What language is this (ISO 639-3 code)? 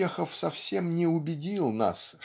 rus